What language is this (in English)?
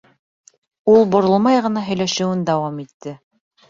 Bashkir